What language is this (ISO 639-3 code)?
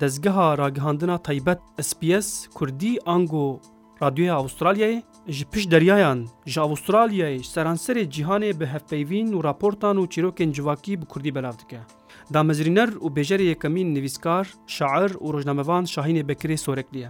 tur